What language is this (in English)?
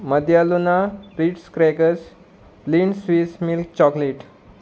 Konkani